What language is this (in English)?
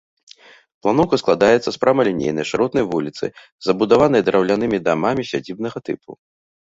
Belarusian